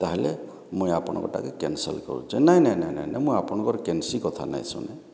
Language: Odia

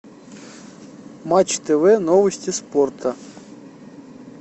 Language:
Russian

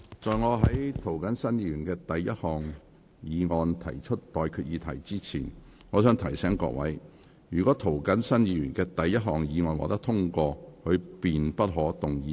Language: Cantonese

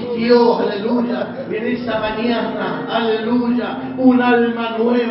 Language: Spanish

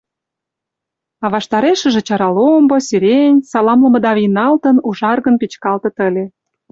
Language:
Mari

